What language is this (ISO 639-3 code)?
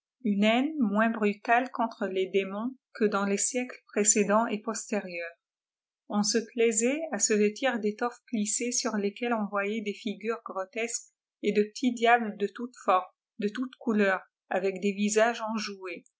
fra